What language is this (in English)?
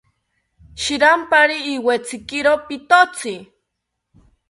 South Ucayali Ashéninka